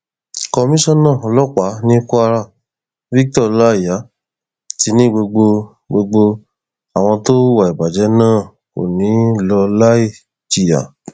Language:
Yoruba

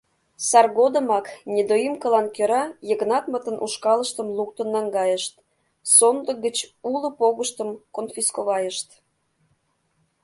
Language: Mari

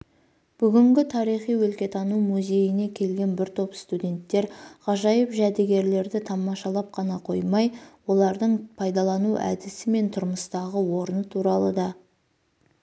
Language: Kazakh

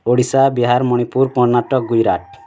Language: Odia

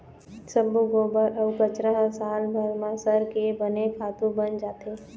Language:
Chhattisgarhi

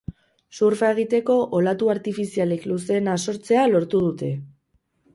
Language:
Basque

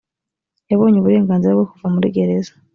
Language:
Kinyarwanda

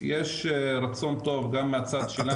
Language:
Hebrew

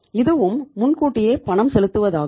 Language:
Tamil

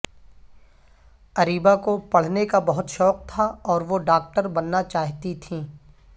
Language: Urdu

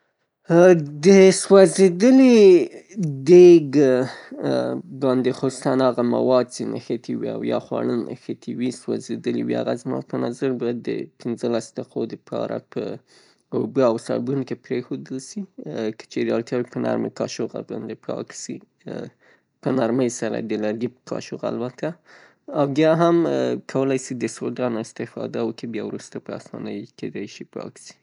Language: Pashto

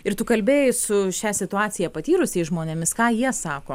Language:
Lithuanian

